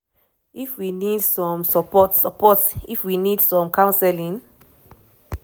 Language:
Nigerian Pidgin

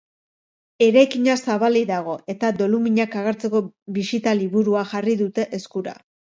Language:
Basque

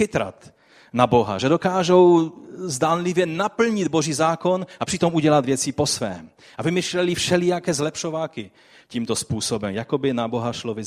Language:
Czech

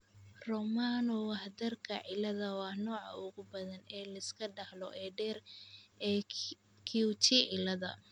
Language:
Somali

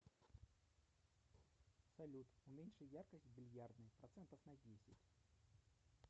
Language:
Russian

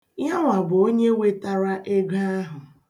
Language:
Igbo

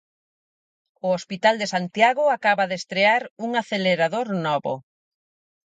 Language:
Galician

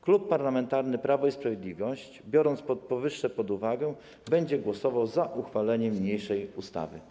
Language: Polish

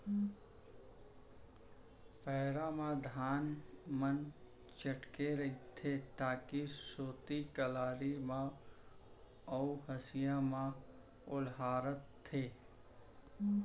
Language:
Chhattisgarhi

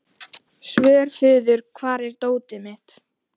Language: Icelandic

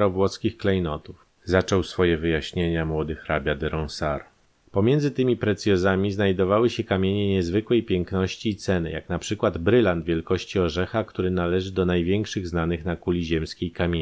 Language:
Polish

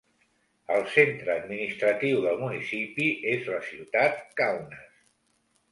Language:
Catalan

